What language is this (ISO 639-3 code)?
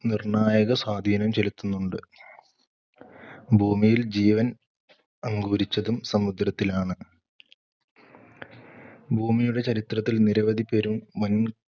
mal